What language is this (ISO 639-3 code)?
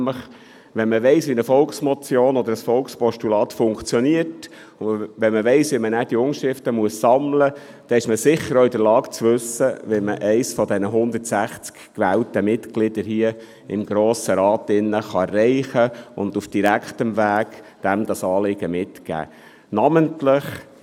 gsw